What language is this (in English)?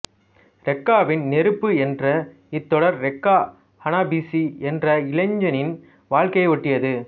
Tamil